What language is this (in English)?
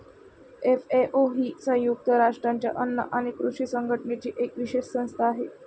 Marathi